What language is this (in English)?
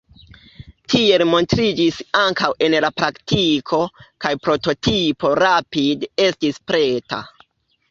Esperanto